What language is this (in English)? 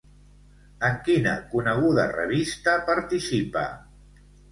Catalan